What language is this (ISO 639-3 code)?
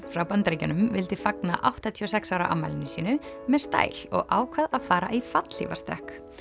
isl